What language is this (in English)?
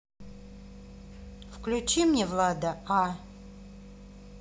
Russian